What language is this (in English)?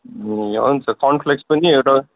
Nepali